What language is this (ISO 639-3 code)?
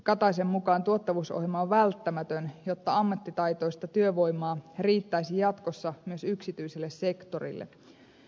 fin